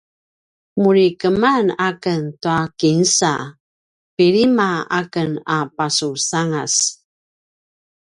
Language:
Paiwan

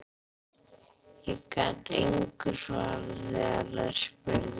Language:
Icelandic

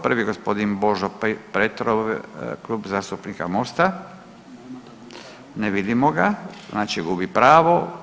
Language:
Croatian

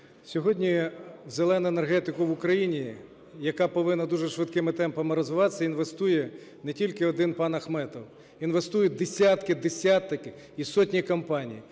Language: Ukrainian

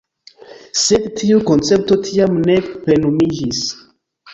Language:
Esperanto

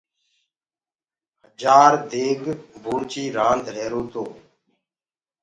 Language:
Gurgula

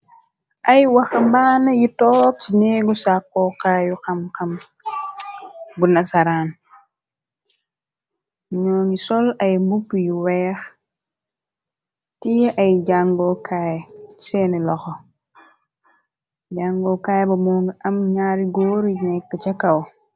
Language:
Wolof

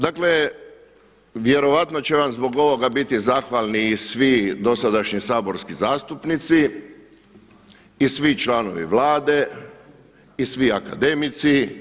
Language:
Croatian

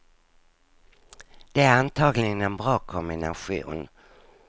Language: Swedish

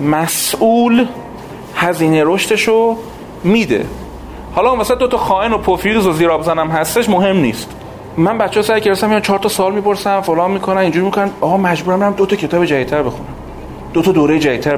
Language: Persian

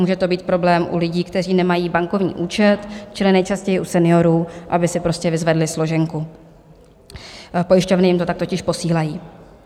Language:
Czech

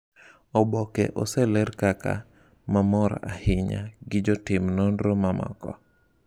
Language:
Luo (Kenya and Tanzania)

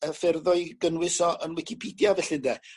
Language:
Welsh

